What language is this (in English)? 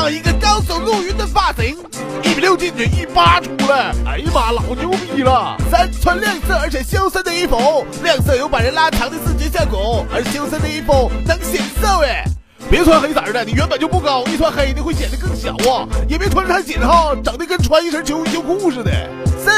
Chinese